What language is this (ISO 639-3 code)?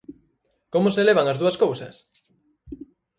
glg